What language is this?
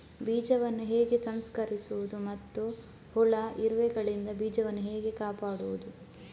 Kannada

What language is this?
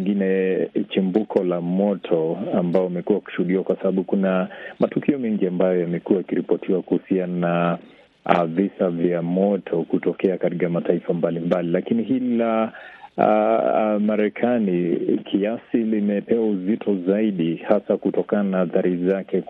Swahili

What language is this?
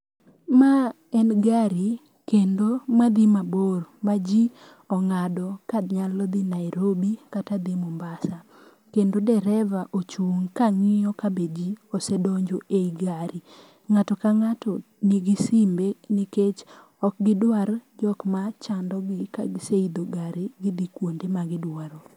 Luo (Kenya and Tanzania)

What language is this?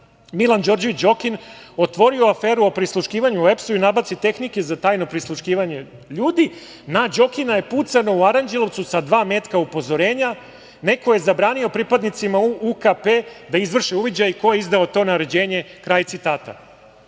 Serbian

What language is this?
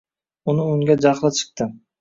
Uzbek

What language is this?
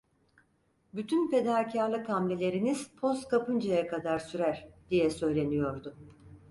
Turkish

